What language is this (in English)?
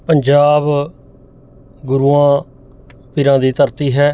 Punjabi